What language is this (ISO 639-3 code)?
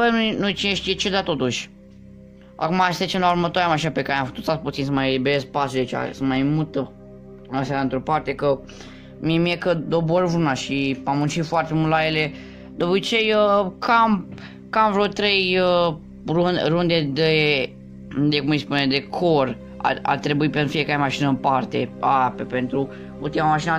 ron